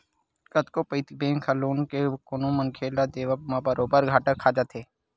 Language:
Chhattisgarhi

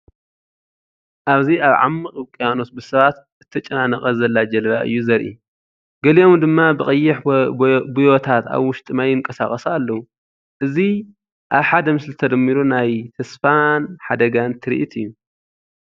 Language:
Tigrinya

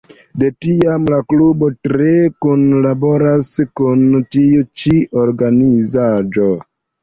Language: Esperanto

